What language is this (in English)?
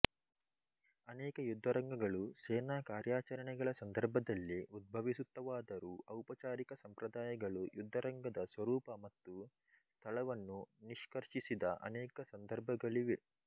Kannada